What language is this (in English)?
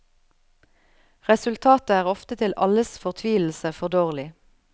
Norwegian